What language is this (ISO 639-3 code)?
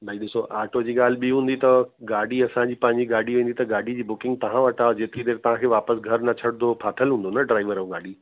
snd